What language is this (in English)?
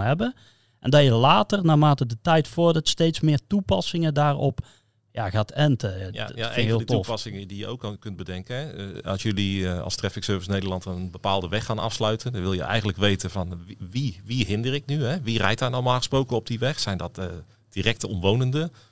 Dutch